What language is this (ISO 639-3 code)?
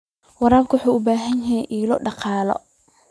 som